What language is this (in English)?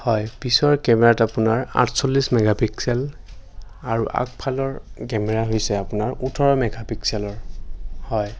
Assamese